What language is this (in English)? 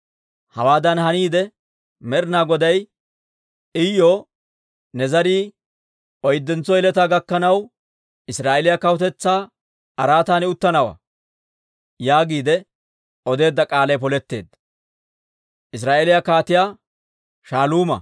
Dawro